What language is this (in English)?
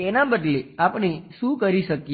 Gujarati